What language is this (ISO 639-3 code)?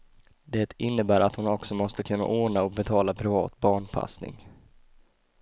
swe